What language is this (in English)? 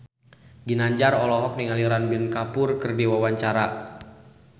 Sundanese